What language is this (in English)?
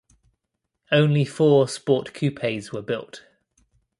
English